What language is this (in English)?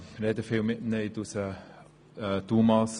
Swiss German